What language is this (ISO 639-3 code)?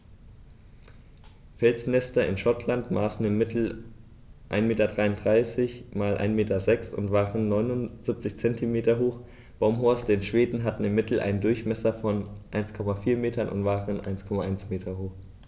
deu